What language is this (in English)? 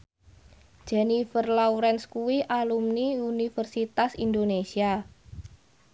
Javanese